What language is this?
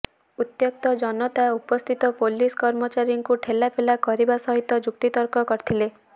Odia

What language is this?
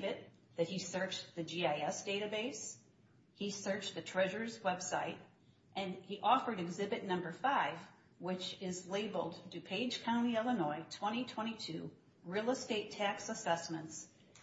English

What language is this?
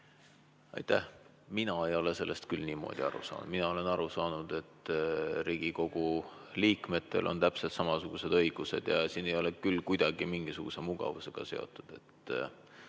Estonian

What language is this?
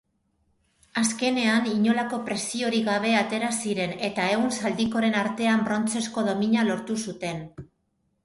Basque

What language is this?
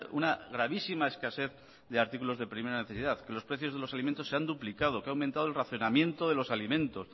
Spanish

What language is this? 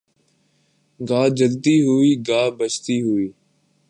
Urdu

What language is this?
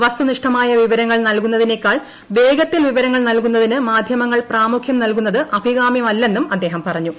Malayalam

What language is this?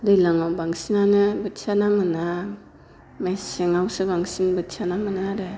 Bodo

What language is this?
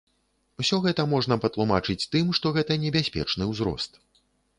Belarusian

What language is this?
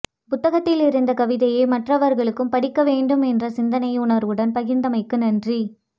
Tamil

